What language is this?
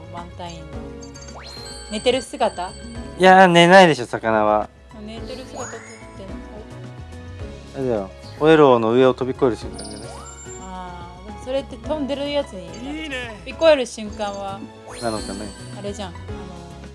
Japanese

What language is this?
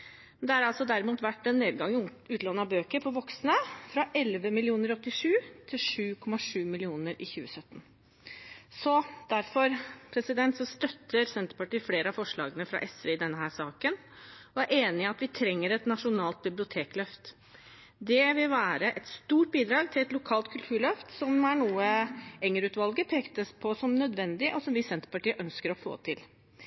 Norwegian Bokmål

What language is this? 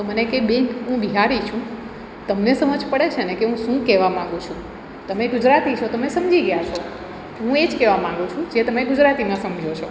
Gujarati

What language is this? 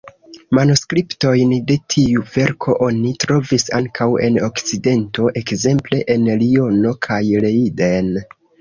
Esperanto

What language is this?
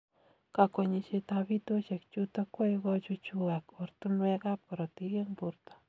Kalenjin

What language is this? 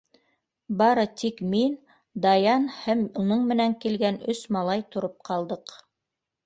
Bashkir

